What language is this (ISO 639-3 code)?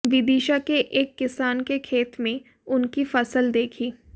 hin